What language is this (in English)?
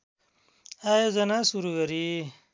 Nepali